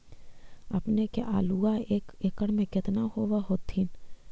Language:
Magahi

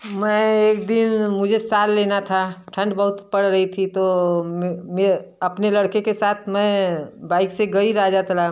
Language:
Hindi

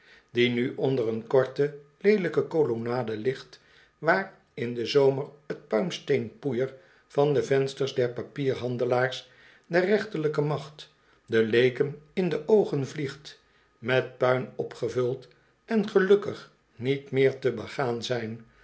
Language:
Dutch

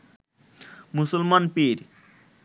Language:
Bangla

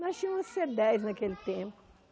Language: Portuguese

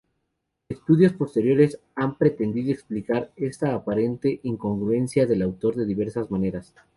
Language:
Spanish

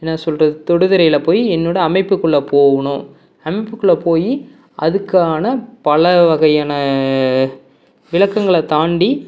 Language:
Tamil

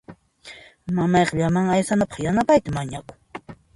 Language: Puno Quechua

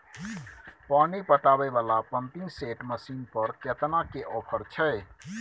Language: Maithili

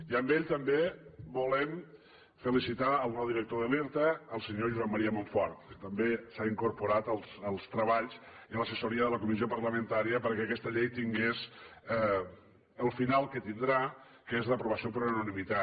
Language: Catalan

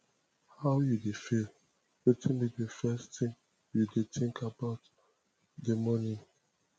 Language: Nigerian Pidgin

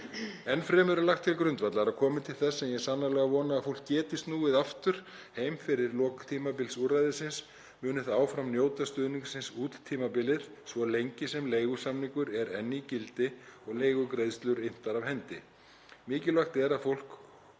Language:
Icelandic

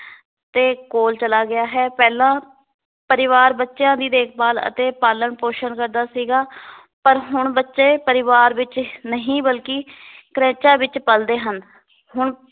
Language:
Punjabi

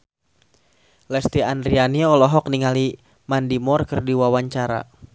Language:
Sundanese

